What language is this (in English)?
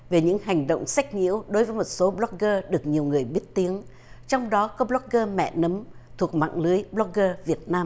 Vietnamese